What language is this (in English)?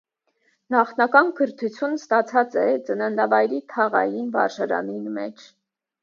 Armenian